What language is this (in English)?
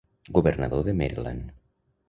Catalan